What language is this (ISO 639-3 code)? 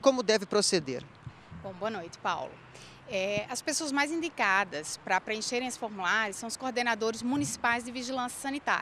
por